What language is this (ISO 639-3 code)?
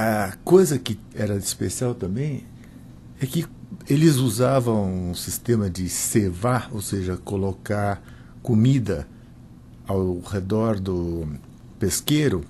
por